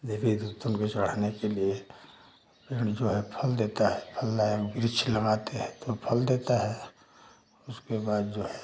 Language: Hindi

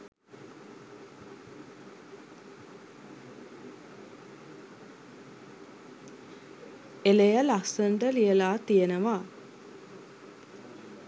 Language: Sinhala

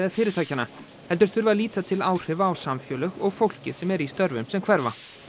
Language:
Icelandic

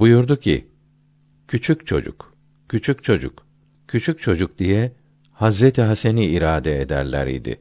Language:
Turkish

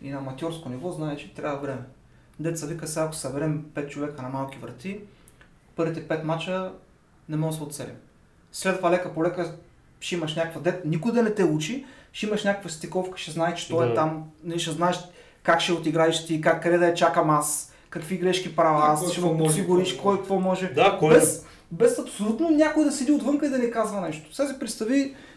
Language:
Bulgarian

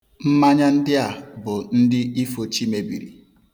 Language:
Igbo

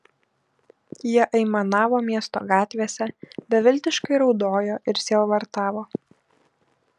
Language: Lithuanian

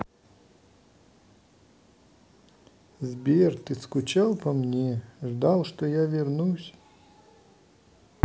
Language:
Russian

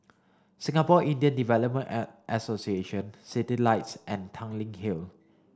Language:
English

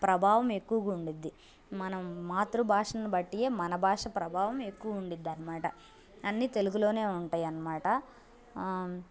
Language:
Telugu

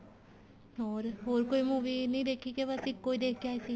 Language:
Punjabi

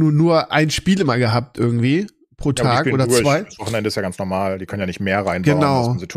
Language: German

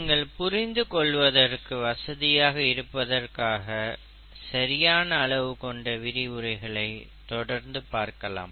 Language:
Tamil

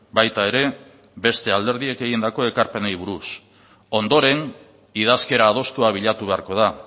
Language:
Basque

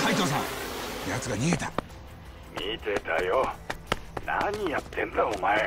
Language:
Japanese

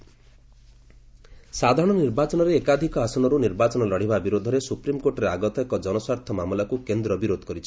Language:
Odia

